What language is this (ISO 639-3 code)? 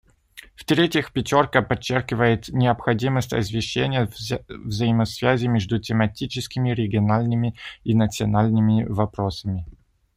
rus